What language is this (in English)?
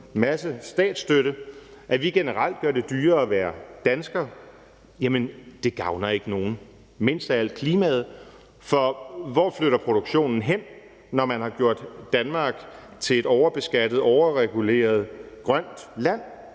Danish